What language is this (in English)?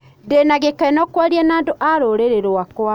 Kikuyu